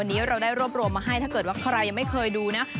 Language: Thai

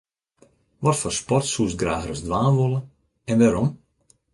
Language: Western Frisian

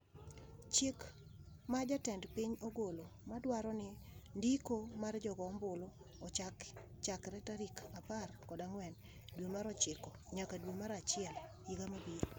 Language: Luo (Kenya and Tanzania)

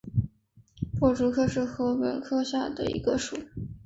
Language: Chinese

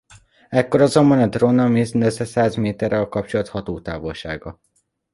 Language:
Hungarian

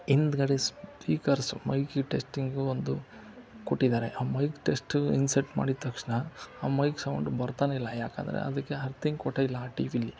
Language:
Kannada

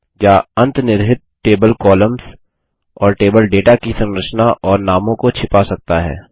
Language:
Hindi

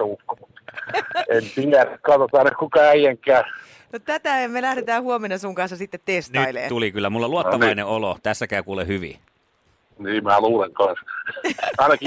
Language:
Finnish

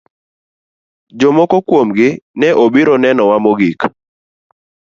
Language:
Luo (Kenya and Tanzania)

